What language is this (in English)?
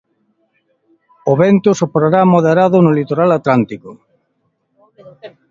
Galician